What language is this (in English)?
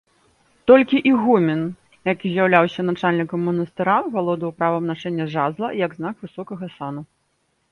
Belarusian